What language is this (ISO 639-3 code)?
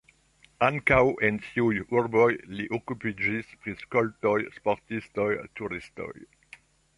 epo